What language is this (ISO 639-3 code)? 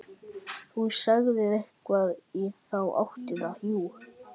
isl